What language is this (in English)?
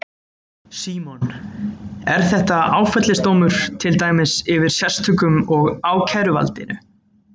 Icelandic